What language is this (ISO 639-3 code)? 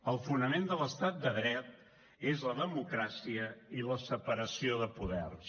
cat